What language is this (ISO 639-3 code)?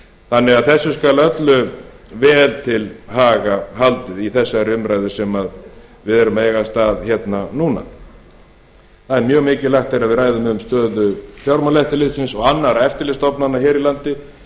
isl